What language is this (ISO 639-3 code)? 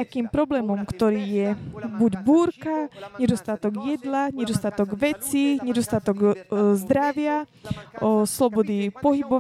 slk